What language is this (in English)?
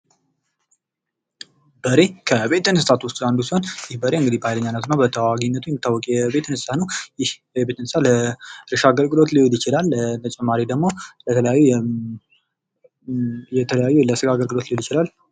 Amharic